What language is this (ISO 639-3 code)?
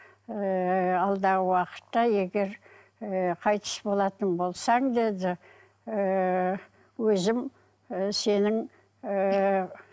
kaz